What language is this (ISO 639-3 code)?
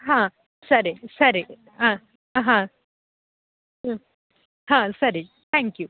kan